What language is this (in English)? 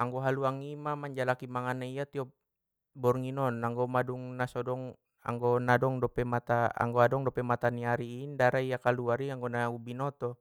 Batak Mandailing